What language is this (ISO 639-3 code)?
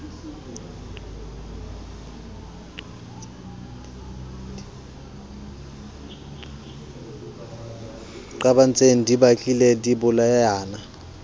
sot